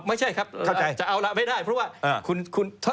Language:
Thai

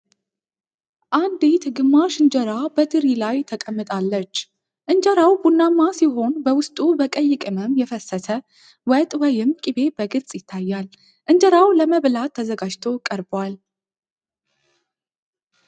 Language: Amharic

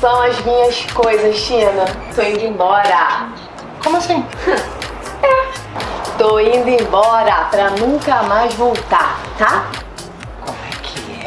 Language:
Portuguese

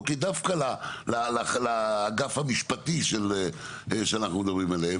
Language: Hebrew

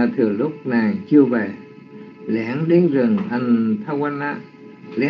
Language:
Vietnamese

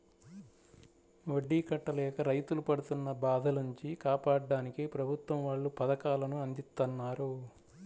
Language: Telugu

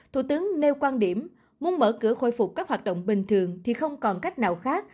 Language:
Vietnamese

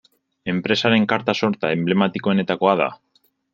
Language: Basque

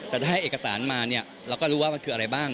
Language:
Thai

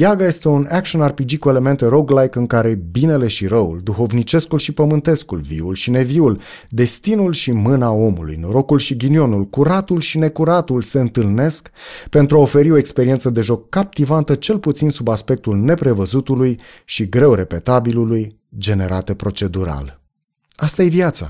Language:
Romanian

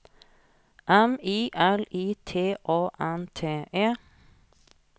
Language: Norwegian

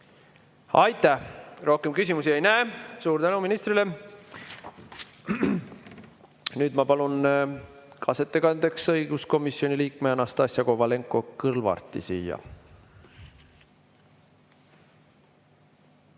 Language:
Estonian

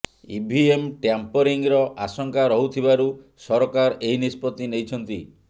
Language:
Odia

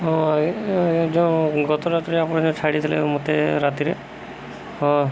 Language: Odia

